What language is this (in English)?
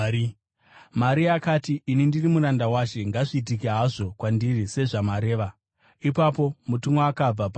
Shona